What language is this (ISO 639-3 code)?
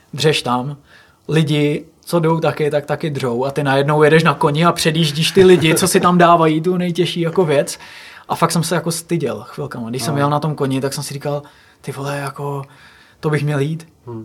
ces